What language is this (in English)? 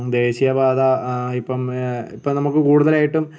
Malayalam